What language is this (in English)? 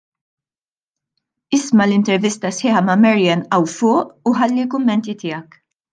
Maltese